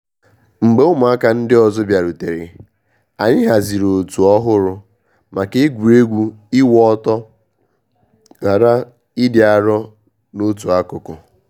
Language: Igbo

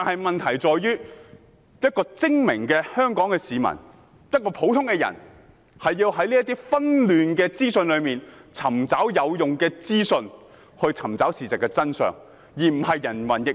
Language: Cantonese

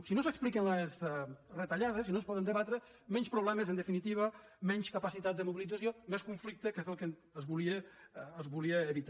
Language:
Catalan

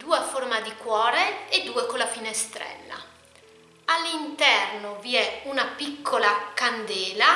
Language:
Italian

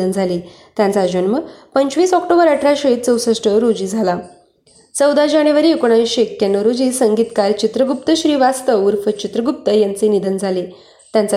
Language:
Marathi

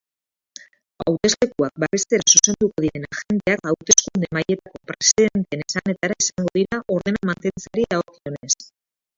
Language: Basque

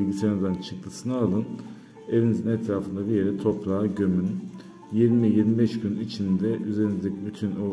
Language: Turkish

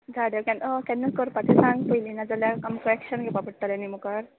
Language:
Konkani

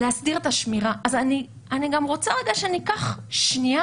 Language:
Hebrew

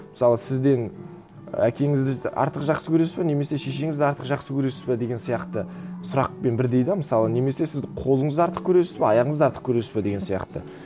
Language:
Kazakh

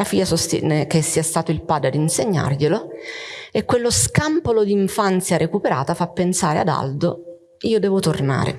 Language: Italian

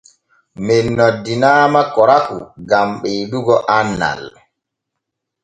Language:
Borgu Fulfulde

